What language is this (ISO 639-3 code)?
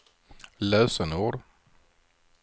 swe